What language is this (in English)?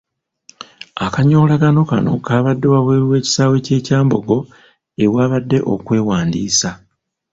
Ganda